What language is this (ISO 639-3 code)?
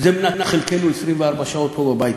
heb